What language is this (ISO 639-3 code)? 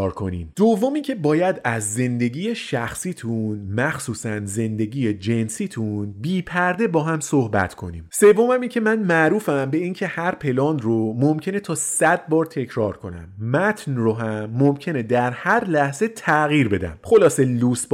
fas